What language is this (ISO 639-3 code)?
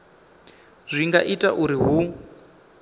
ven